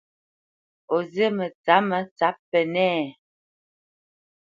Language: Bamenyam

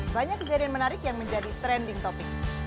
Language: Indonesian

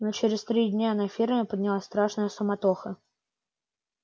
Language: Russian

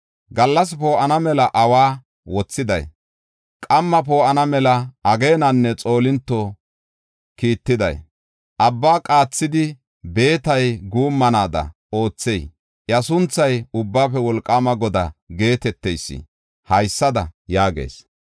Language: Gofa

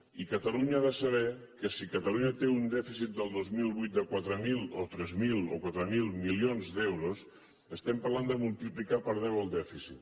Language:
Catalan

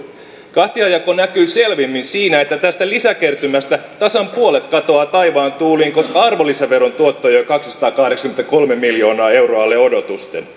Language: Finnish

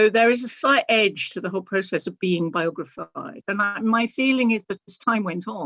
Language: English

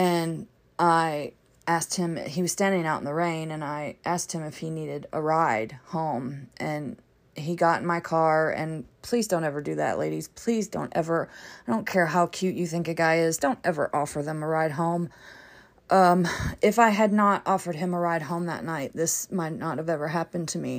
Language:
English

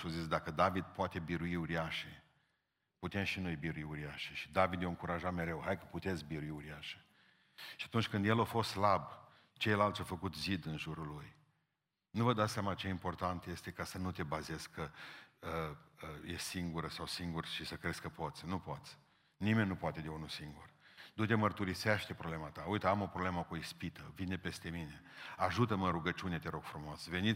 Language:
Romanian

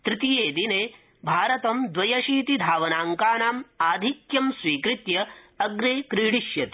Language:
Sanskrit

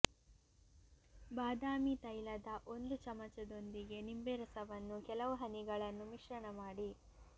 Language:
Kannada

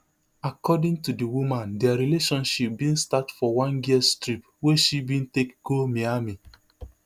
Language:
Nigerian Pidgin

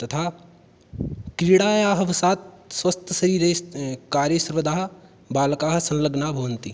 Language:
Sanskrit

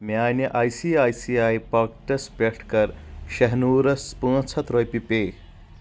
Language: Kashmiri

